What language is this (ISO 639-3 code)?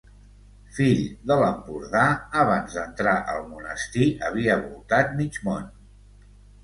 cat